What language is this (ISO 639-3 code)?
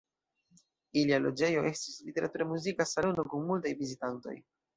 epo